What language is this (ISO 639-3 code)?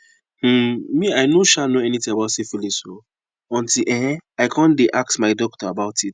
pcm